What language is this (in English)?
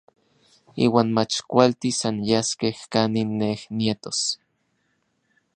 Orizaba Nahuatl